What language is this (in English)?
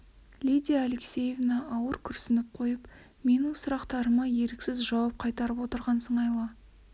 Kazakh